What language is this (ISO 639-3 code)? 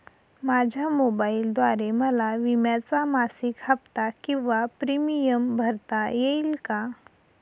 mar